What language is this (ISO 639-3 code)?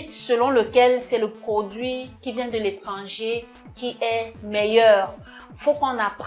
fra